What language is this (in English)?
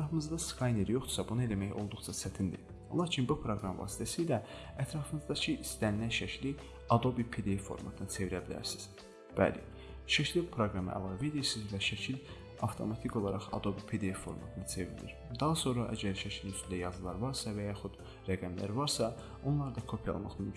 Turkish